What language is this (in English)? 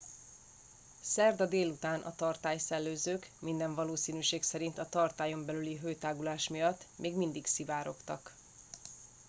Hungarian